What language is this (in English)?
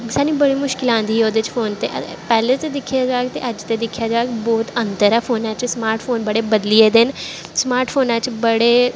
Dogri